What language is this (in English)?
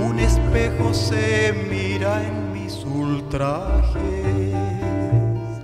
Spanish